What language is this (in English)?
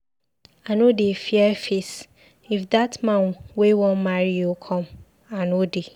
Nigerian Pidgin